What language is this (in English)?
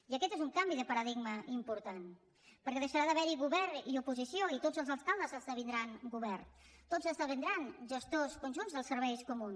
Catalan